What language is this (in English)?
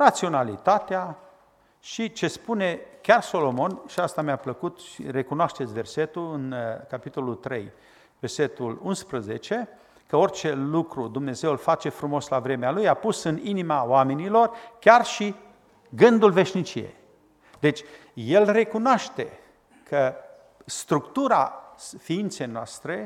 Romanian